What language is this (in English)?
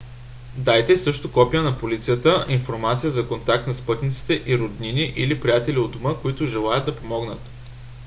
Bulgarian